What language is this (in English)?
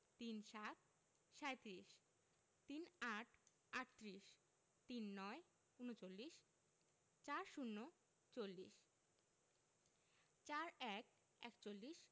Bangla